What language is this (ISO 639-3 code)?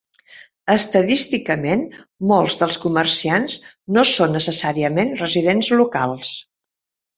cat